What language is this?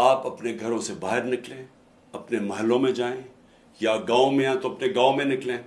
Urdu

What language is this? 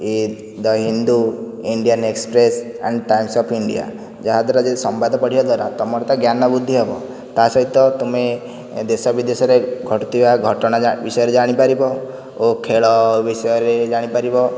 Odia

